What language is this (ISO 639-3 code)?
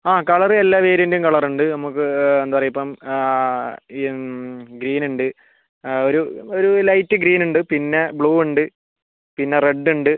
mal